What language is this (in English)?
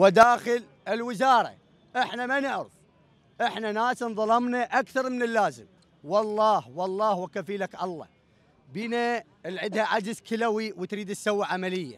Arabic